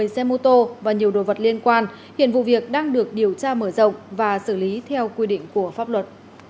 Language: Vietnamese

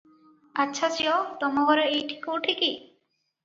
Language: Odia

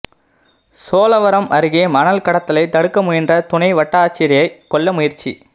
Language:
Tamil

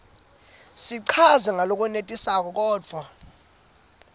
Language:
Swati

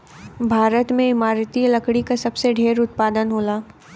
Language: Bhojpuri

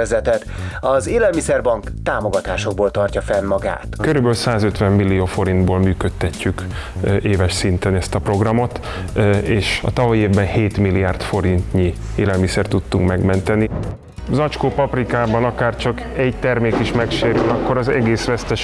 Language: Hungarian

